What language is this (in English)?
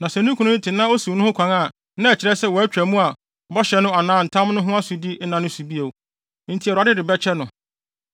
Akan